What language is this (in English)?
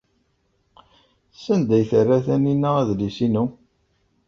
Kabyle